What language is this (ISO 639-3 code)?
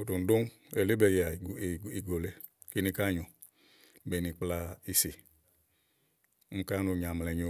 ahl